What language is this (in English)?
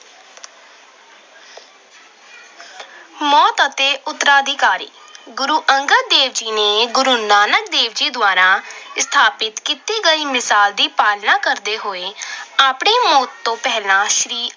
Punjabi